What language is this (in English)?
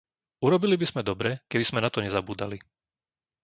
Slovak